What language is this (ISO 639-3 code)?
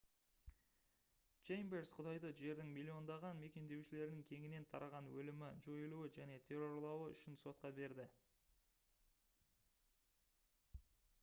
kaz